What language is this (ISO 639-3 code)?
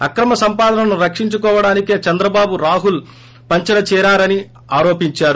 tel